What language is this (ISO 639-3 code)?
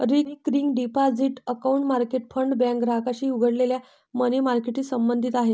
mar